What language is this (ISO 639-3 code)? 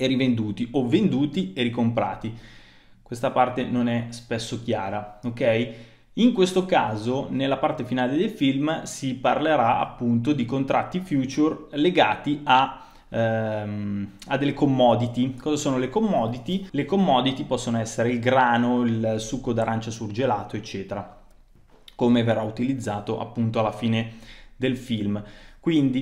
ita